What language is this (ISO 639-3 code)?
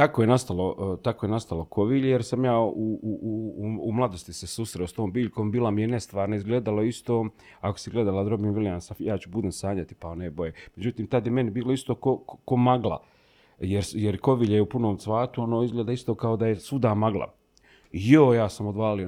hrv